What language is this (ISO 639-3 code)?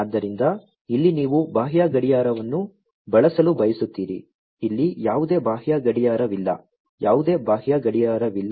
kan